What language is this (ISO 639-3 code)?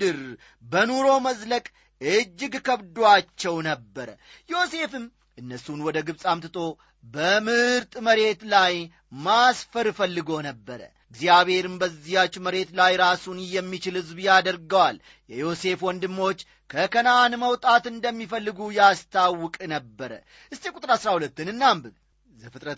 amh